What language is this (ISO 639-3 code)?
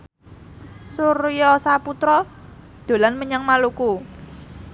jav